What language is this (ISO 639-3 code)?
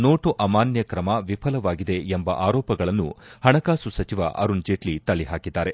kan